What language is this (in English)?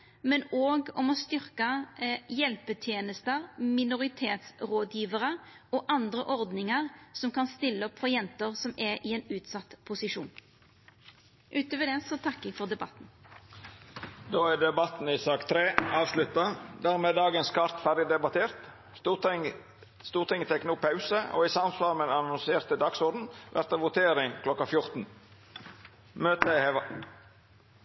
Norwegian Nynorsk